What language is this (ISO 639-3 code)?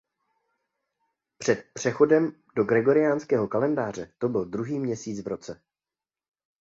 ces